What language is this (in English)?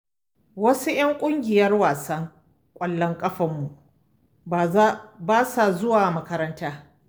Hausa